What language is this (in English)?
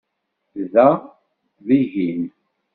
Kabyle